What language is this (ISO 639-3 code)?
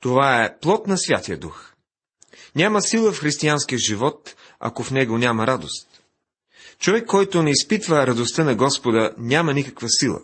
bul